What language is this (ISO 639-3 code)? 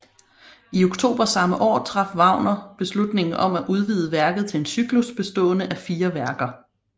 dan